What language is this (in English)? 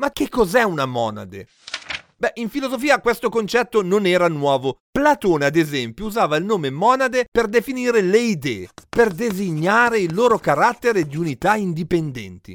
Italian